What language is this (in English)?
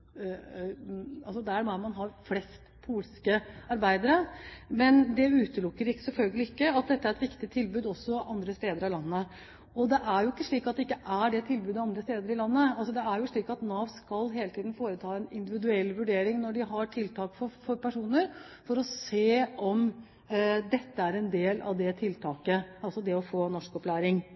Norwegian Bokmål